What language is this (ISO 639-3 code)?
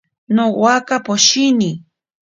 prq